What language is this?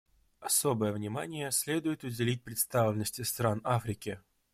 Russian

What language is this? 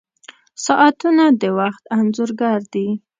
Pashto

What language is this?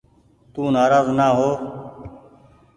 Goaria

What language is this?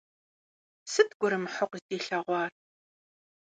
Kabardian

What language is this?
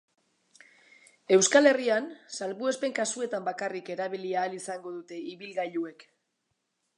Basque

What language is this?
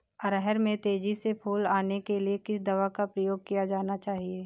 Hindi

